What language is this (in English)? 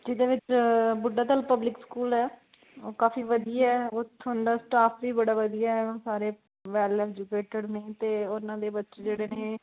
Punjabi